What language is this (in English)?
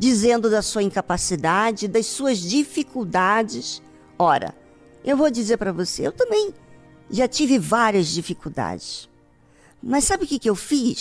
Portuguese